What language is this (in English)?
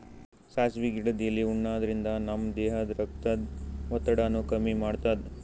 Kannada